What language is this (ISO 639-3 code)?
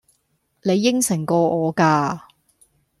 yue